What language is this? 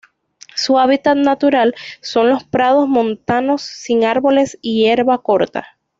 Spanish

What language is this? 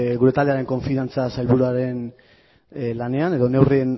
Basque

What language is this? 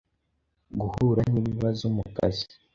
Kinyarwanda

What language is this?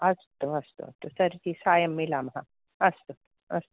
Sanskrit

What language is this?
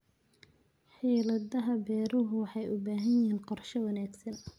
Somali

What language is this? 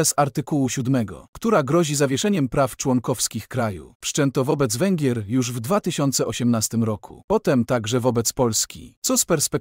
Polish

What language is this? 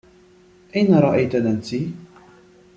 Arabic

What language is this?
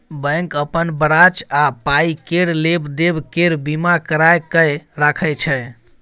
Maithili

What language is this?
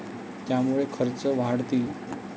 Marathi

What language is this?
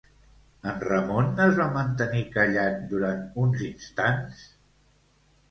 Catalan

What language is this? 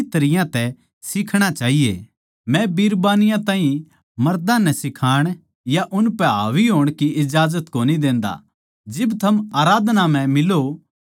Haryanvi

